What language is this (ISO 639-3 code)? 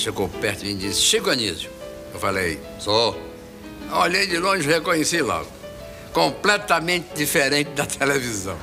por